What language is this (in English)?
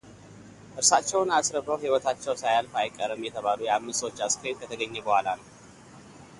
Amharic